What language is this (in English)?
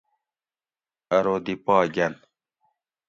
Gawri